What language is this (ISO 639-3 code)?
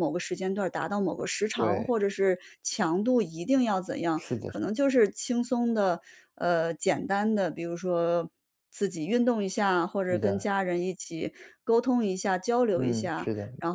zho